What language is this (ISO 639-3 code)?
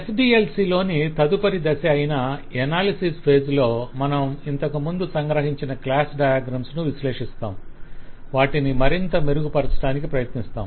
tel